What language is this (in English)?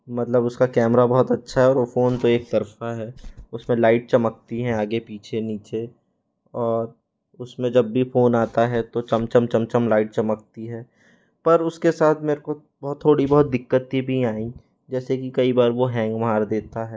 Hindi